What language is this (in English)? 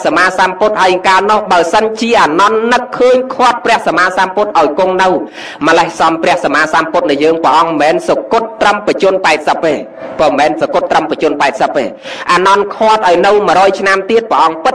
Thai